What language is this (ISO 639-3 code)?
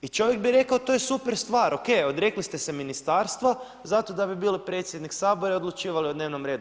hrv